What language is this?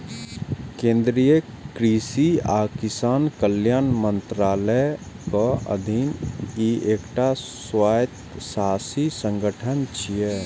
Maithili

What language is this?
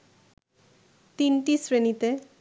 Bangla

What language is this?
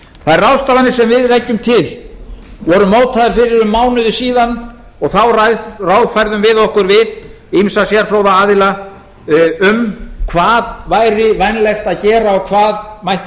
Icelandic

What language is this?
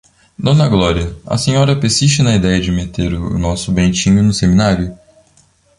Portuguese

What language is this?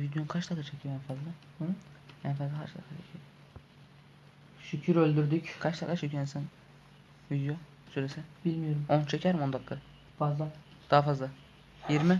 Turkish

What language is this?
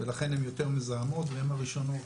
Hebrew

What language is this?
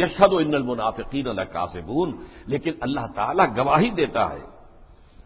Urdu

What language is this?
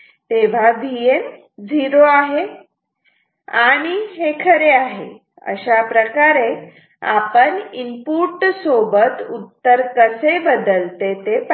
Marathi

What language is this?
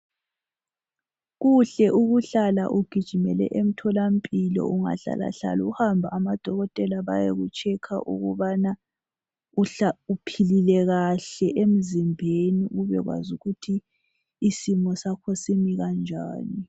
North Ndebele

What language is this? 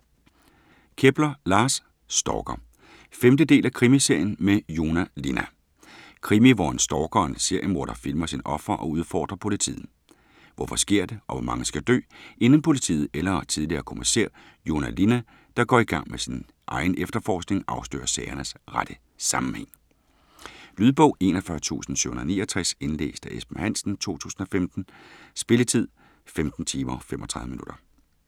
Danish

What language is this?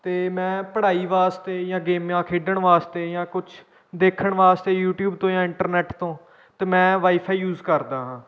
Punjabi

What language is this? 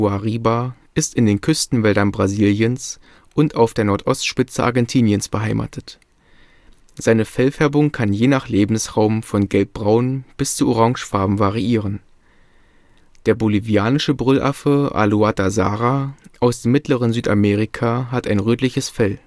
German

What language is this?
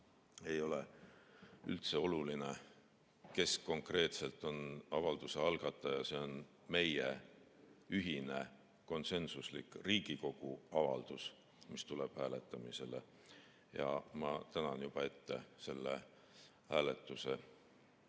Estonian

